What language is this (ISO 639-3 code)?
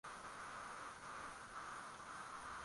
swa